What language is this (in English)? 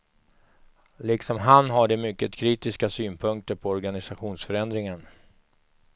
Swedish